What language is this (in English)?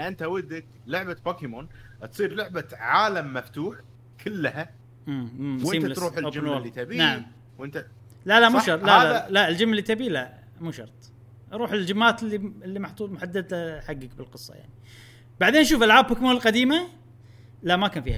Arabic